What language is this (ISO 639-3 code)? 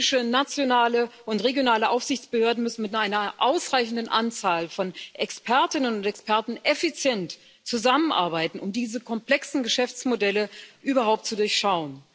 deu